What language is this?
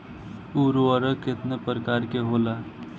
Bhojpuri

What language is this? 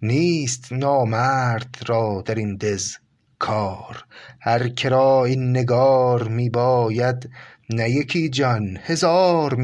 Persian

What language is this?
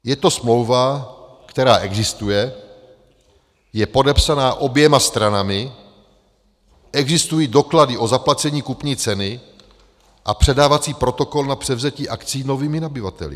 Czech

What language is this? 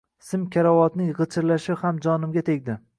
Uzbek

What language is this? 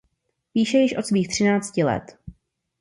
Czech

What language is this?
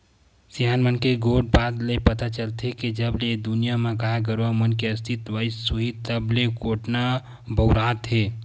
Chhattisgarhi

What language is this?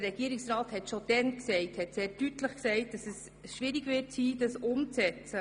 Swiss German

